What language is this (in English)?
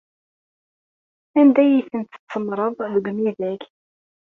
Kabyle